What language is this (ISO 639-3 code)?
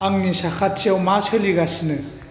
brx